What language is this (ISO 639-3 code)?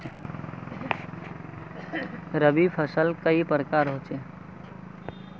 mag